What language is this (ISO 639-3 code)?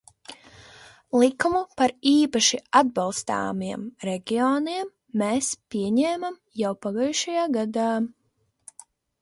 lav